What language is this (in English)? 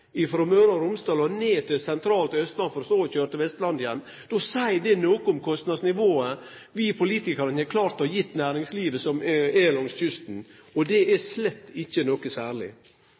Norwegian Nynorsk